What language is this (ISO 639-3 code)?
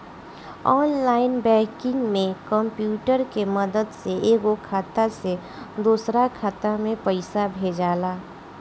bho